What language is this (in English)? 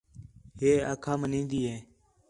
Khetrani